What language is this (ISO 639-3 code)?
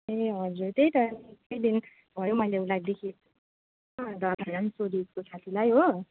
nep